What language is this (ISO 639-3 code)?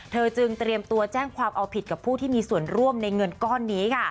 tha